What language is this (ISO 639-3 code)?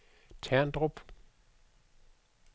dan